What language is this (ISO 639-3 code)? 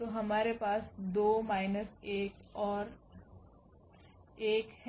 hin